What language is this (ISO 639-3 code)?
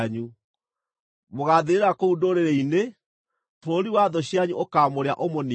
kik